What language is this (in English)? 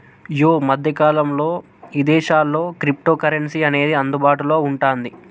Telugu